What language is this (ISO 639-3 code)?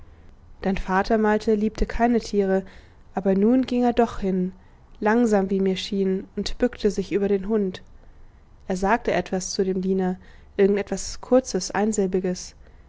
deu